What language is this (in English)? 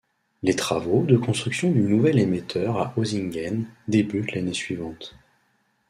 French